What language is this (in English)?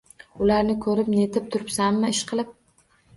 Uzbek